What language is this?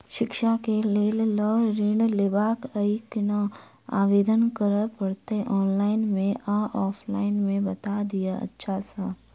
Maithili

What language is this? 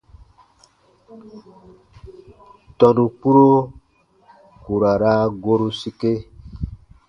Baatonum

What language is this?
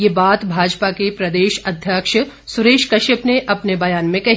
Hindi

